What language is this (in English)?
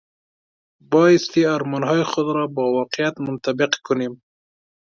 Persian